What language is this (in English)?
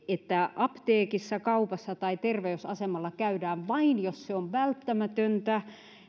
Finnish